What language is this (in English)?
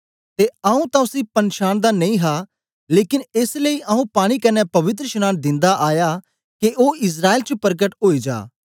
Dogri